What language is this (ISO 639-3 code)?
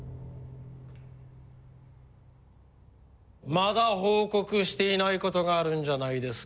jpn